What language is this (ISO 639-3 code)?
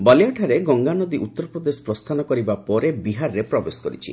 ori